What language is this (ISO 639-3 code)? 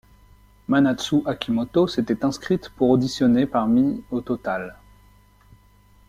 fra